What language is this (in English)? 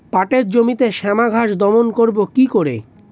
Bangla